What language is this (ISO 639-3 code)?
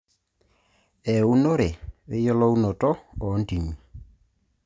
mas